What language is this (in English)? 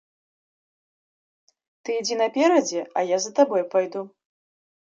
Belarusian